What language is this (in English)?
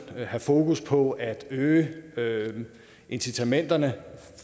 Danish